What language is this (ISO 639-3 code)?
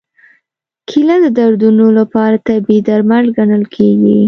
pus